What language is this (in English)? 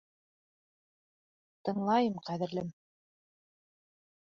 Bashkir